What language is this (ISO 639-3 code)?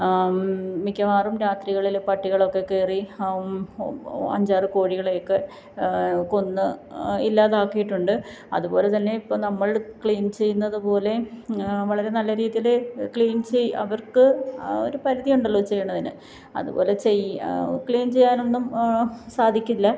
mal